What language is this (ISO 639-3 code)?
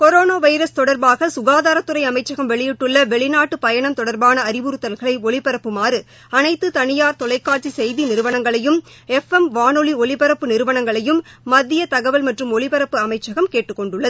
tam